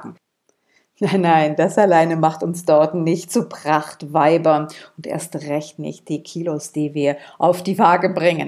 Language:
German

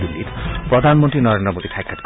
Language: Assamese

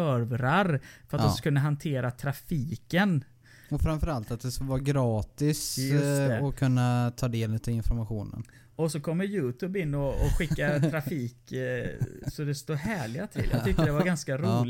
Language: Swedish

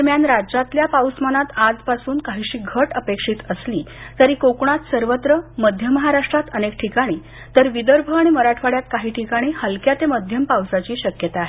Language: Marathi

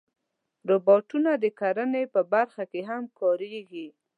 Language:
Pashto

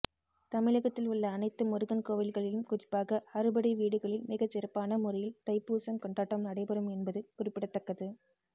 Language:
Tamil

